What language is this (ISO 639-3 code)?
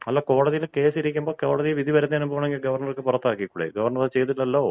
mal